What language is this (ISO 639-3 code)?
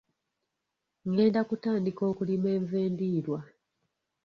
lug